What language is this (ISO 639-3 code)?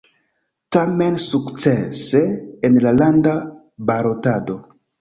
epo